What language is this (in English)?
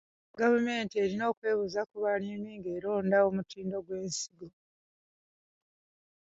Ganda